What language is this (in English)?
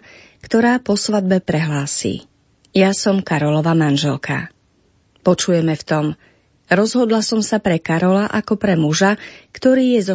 Slovak